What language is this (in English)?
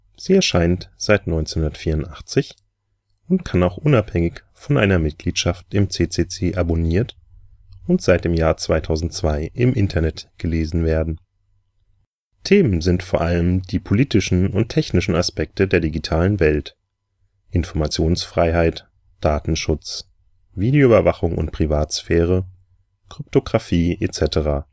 German